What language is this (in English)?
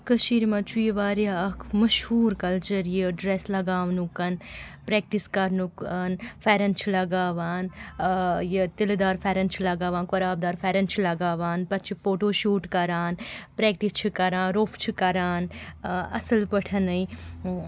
Kashmiri